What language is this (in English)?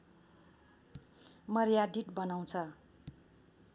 Nepali